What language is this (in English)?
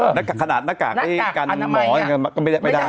Thai